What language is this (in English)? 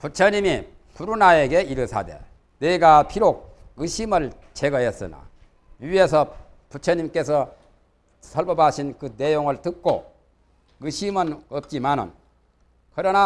Korean